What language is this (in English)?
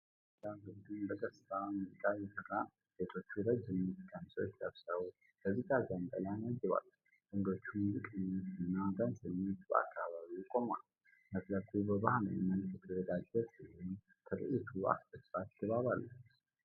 Amharic